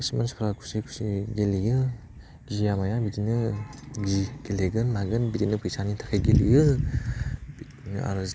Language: Bodo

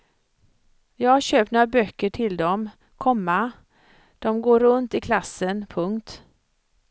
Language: Swedish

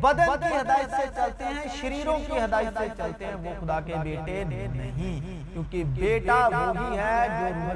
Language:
Urdu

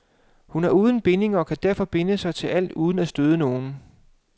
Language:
Danish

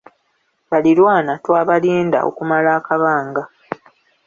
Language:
Ganda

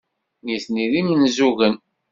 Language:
Kabyle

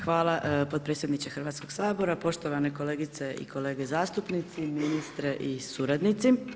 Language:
Croatian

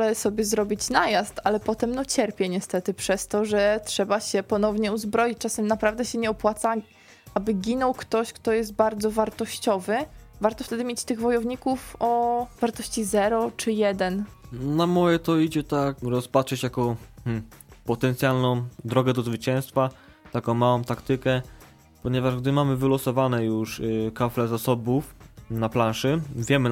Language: Polish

